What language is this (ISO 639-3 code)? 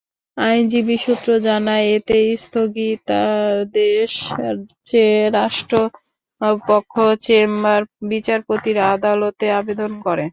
ben